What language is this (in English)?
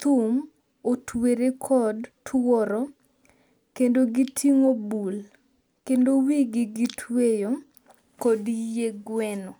Luo (Kenya and Tanzania)